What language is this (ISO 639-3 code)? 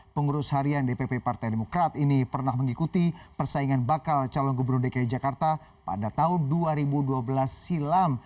ind